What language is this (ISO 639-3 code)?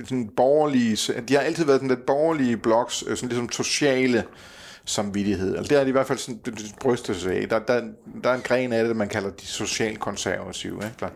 dan